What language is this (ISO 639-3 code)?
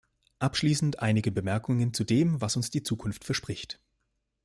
deu